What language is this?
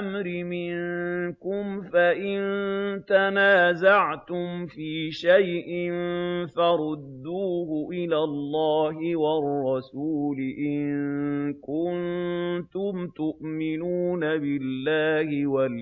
Arabic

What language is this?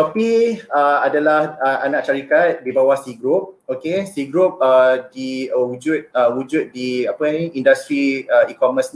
Malay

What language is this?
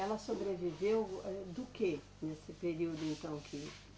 Portuguese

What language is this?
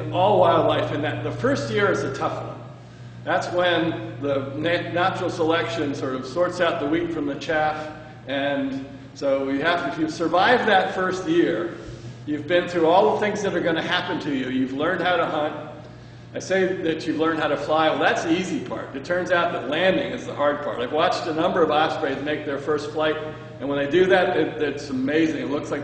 English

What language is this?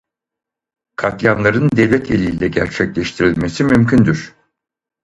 Turkish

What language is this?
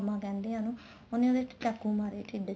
Punjabi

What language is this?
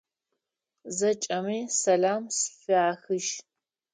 Adyghe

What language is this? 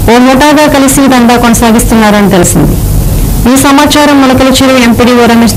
Russian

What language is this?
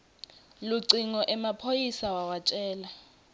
Swati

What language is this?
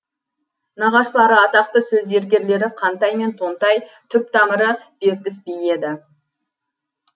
Kazakh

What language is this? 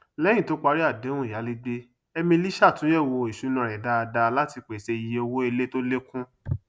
Yoruba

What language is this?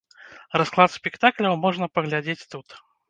Belarusian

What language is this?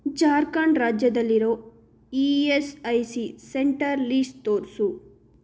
Kannada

